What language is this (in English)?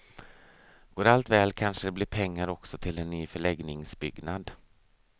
Swedish